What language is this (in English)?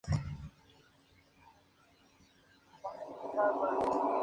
Spanish